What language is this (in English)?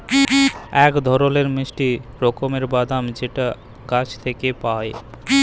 Bangla